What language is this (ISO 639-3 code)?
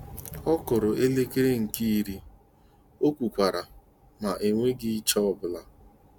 ibo